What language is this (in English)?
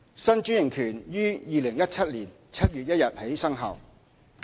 Cantonese